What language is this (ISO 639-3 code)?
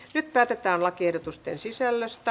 fin